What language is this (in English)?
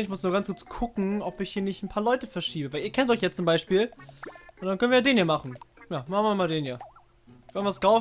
German